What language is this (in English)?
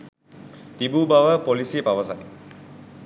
Sinhala